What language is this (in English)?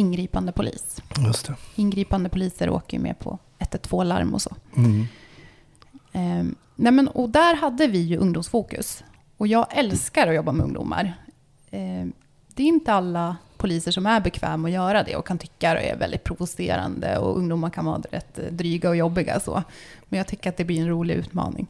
Swedish